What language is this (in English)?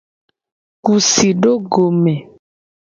Gen